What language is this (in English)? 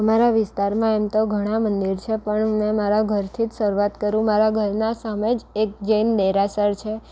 Gujarati